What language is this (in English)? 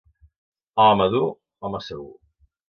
Catalan